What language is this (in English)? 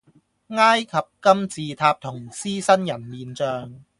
Cantonese